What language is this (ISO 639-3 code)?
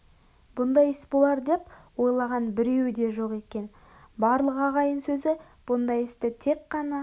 kaz